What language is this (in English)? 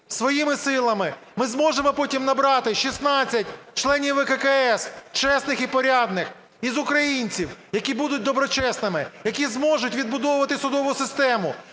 Ukrainian